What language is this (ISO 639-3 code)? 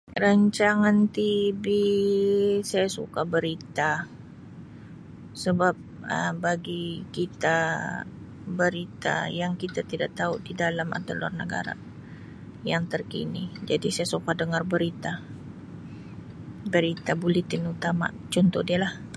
msi